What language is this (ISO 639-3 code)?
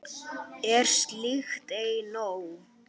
isl